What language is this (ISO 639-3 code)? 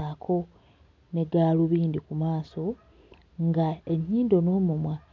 lug